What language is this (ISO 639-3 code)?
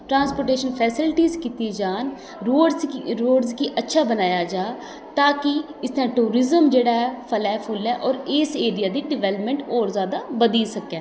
doi